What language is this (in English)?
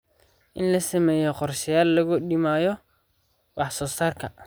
Somali